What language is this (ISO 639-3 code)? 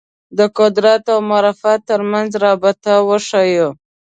pus